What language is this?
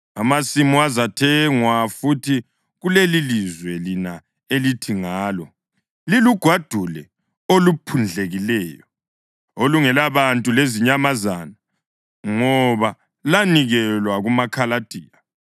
North Ndebele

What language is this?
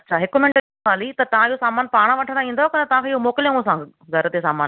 Sindhi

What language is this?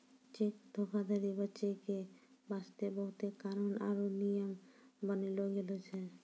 Maithili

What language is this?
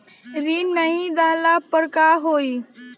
Bhojpuri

